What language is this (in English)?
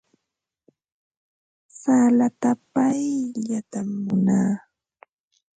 Ambo-Pasco Quechua